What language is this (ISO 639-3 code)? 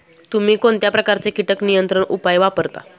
mar